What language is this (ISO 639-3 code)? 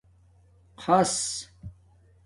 dmk